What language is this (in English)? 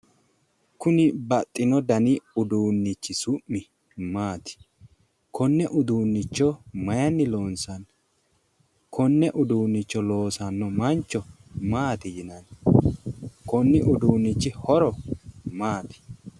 Sidamo